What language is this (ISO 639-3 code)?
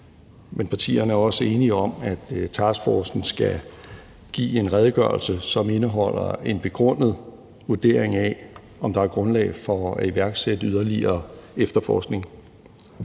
dan